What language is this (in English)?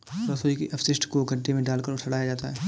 Hindi